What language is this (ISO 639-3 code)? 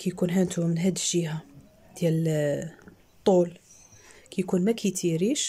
ara